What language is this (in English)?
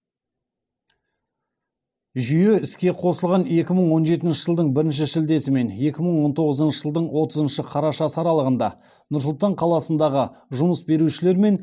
Kazakh